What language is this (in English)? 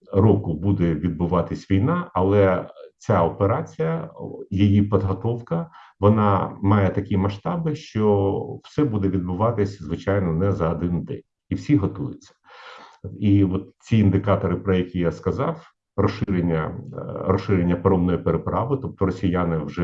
Ukrainian